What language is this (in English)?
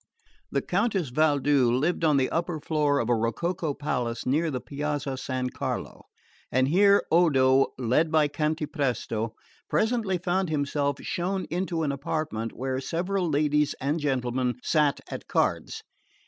English